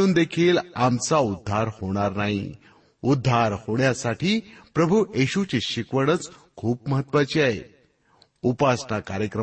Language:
Marathi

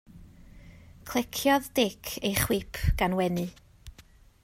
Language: Welsh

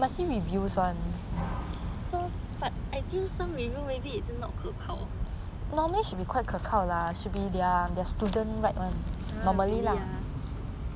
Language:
English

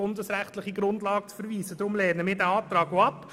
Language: Swiss German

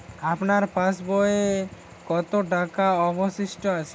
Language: Bangla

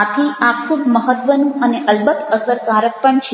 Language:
Gujarati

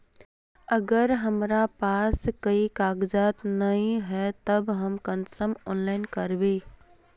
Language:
Magahi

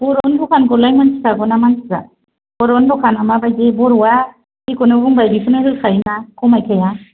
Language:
Bodo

